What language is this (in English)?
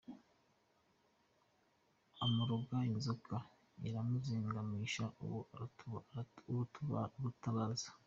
Kinyarwanda